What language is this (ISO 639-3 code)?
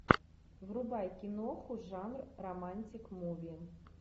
rus